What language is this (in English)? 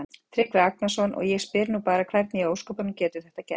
Icelandic